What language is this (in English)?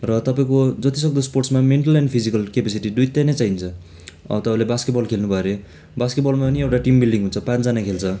Nepali